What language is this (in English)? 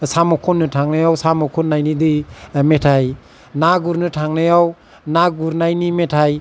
Bodo